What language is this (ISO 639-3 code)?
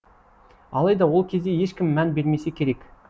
kaz